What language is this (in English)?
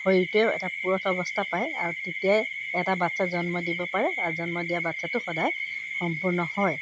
Assamese